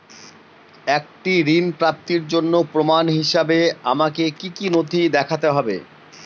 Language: Bangla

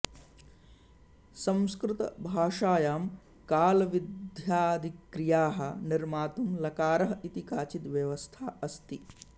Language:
Sanskrit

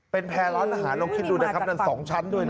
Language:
Thai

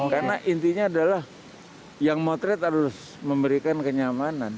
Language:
Indonesian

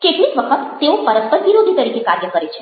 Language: Gujarati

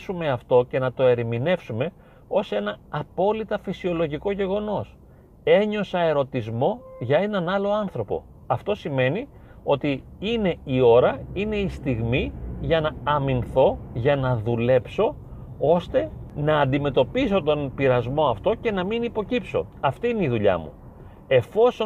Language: Greek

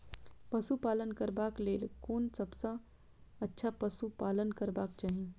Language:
Maithili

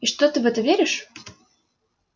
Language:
Russian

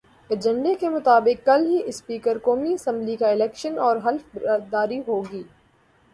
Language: Urdu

